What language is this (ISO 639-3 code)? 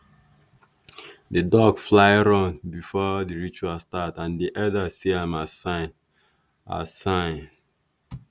pcm